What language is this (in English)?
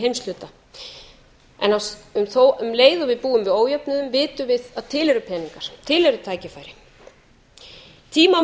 Icelandic